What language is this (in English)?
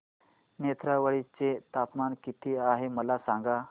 Marathi